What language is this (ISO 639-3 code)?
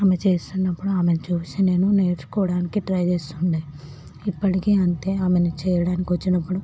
tel